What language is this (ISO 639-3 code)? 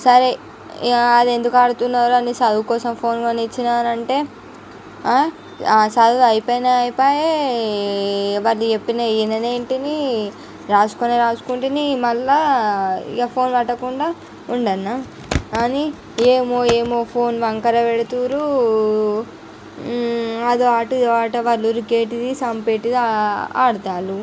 tel